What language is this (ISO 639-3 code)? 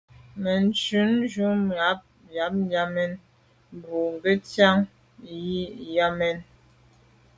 byv